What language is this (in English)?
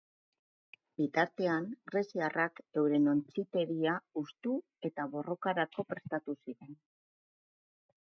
Basque